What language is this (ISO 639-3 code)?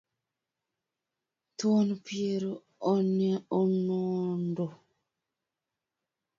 luo